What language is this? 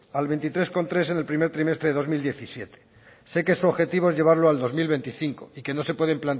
Spanish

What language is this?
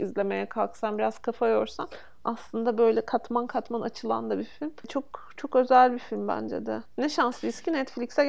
Turkish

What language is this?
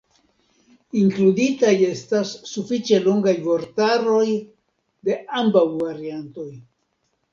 Esperanto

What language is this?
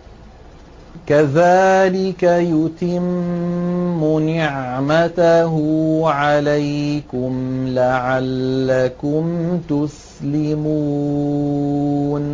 Arabic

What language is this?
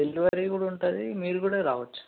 Telugu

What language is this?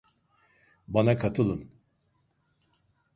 Turkish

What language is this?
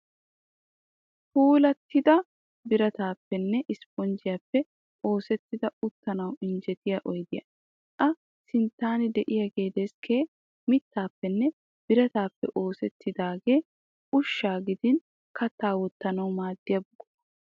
Wolaytta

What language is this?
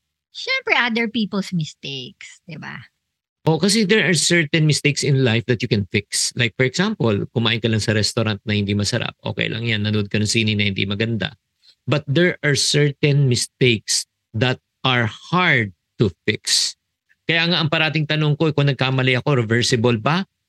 Filipino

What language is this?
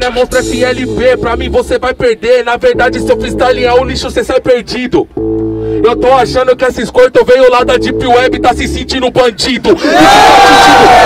Portuguese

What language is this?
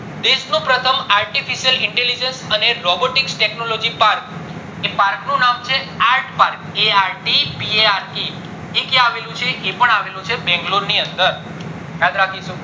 Gujarati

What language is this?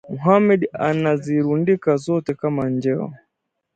Swahili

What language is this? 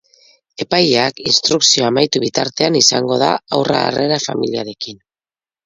Basque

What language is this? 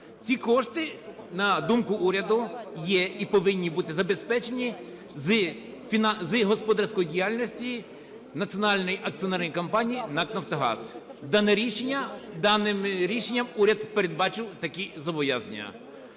Ukrainian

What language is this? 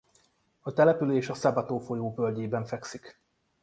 Hungarian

